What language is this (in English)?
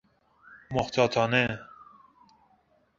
Persian